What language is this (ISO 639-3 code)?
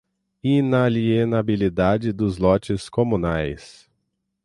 por